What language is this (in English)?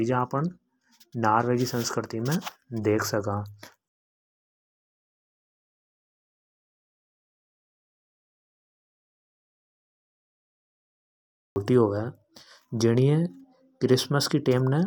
Hadothi